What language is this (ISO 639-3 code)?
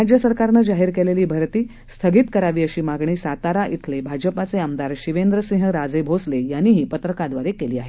mar